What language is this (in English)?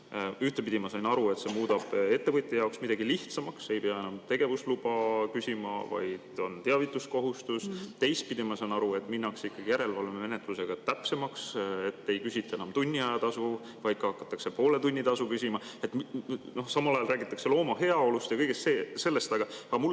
Estonian